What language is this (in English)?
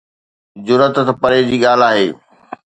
Sindhi